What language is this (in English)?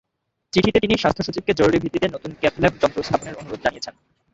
Bangla